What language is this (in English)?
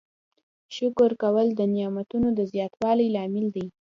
Pashto